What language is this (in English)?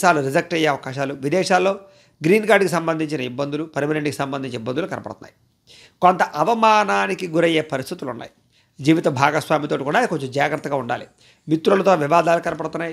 Telugu